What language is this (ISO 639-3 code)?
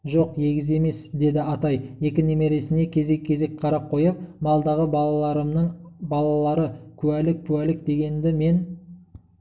kaz